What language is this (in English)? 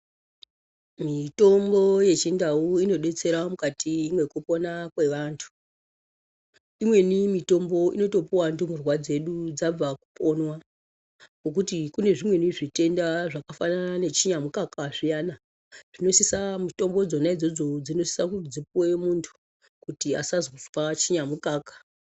Ndau